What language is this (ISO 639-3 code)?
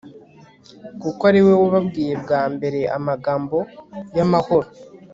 kin